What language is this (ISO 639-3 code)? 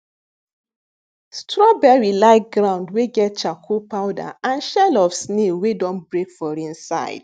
pcm